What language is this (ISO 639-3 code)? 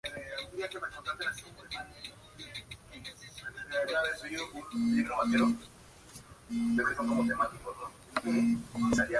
spa